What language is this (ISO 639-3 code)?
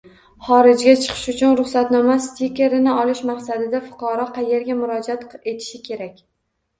uzb